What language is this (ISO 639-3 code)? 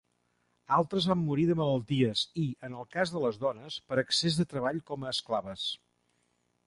cat